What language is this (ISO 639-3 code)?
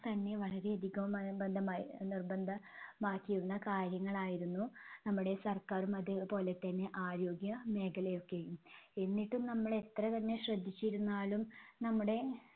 mal